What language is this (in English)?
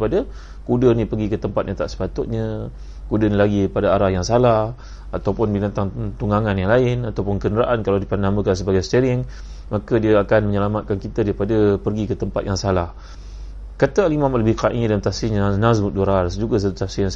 Malay